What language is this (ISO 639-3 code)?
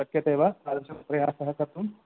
san